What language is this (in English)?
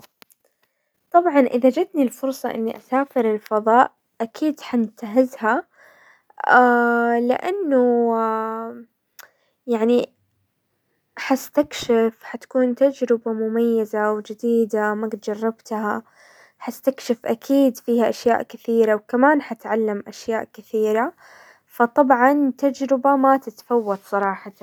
Hijazi Arabic